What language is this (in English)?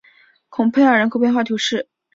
Chinese